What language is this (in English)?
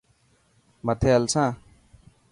Dhatki